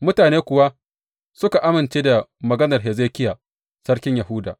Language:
Hausa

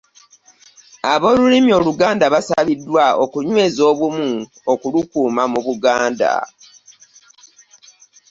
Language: Ganda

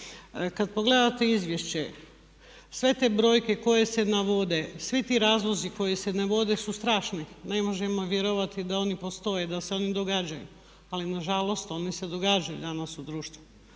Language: Croatian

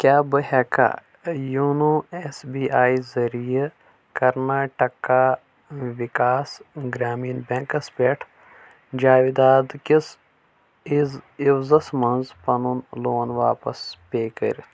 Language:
Kashmiri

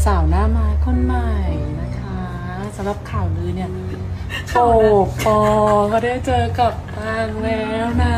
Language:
Thai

